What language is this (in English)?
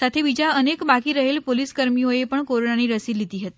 Gujarati